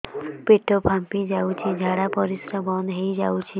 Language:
Odia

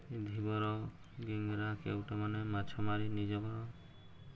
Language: Odia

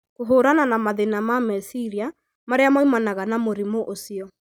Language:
Kikuyu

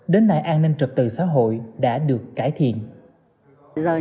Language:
Vietnamese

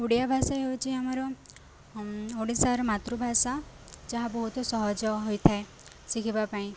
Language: Odia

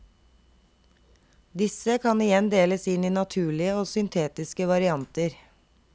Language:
Norwegian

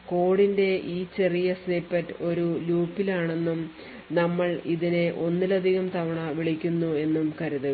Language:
Malayalam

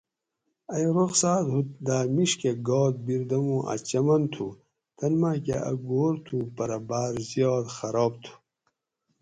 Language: Gawri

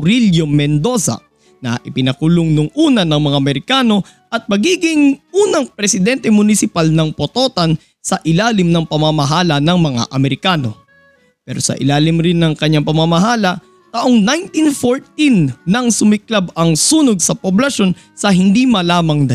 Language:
Filipino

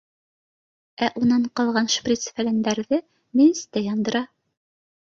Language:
Bashkir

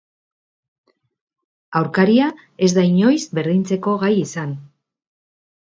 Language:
Basque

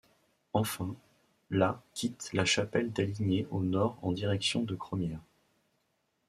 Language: French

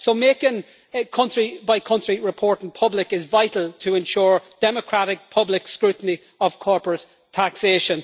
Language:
English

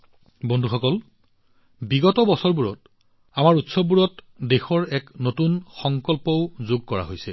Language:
Assamese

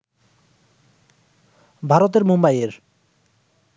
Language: Bangla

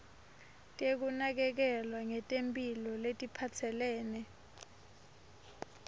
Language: Swati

